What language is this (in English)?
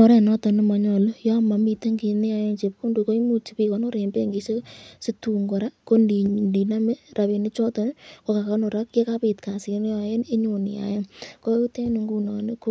Kalenjin